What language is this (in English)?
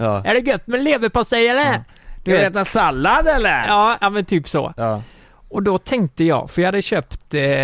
Swedish